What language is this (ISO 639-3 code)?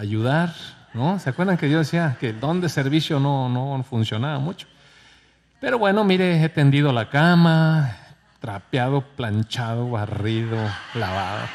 spa